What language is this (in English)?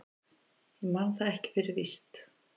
Icelandic